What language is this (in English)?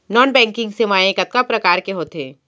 Chhattisgarhi